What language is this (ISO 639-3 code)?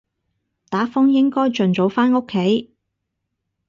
yue